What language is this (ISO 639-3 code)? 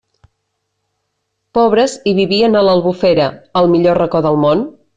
cat